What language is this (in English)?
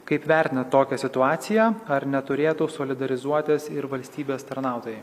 Lithuanian